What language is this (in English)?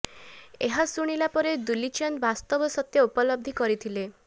Odia